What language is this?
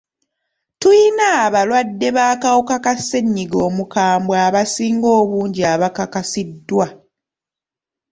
Ganda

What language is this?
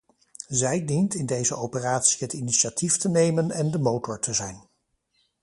Dutch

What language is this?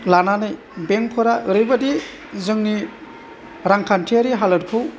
Bodo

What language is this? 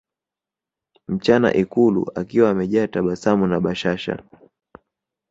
Swahili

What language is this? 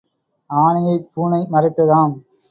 Tamil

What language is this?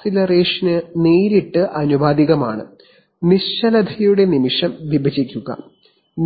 Malayalam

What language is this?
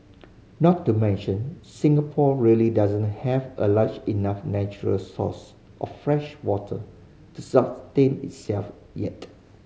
English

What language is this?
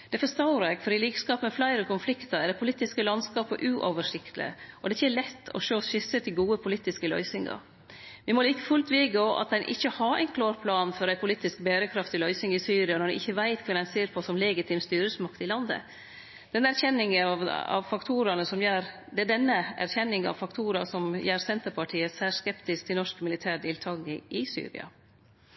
Norwegian Nynorsk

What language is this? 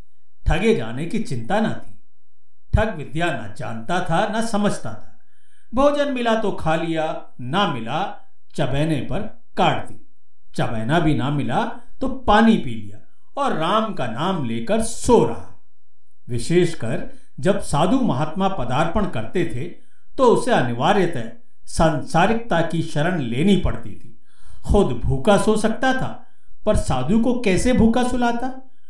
Hindi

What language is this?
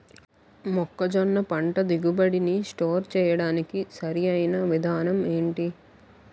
Telugu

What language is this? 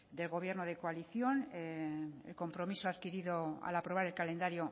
Spanish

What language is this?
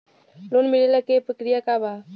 Bhojpuri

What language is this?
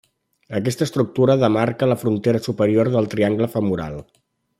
Catalan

